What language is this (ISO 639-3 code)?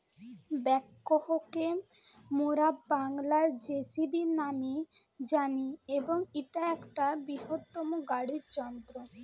ben